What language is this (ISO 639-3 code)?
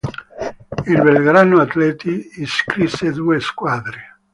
ita